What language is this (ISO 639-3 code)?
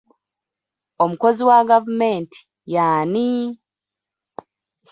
lug